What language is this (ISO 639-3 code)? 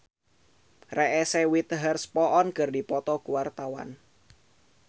sun